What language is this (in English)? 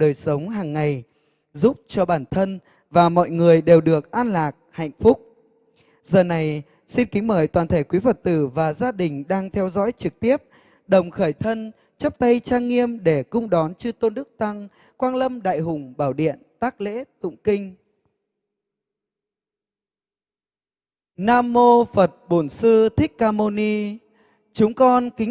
Vietnamese